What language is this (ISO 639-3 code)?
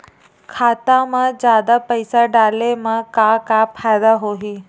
hne